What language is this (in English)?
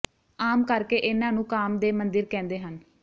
Punjabi